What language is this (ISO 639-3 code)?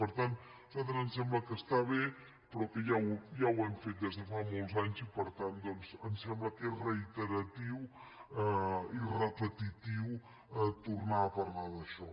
cat